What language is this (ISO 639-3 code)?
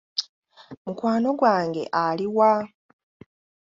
lug